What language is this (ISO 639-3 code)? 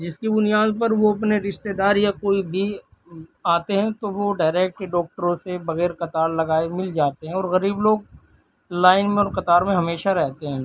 urd